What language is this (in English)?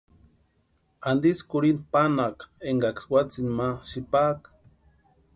Western Highland Purepecha